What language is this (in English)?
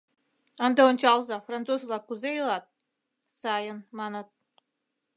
Mari